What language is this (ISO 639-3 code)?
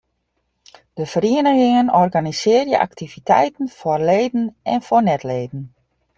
fry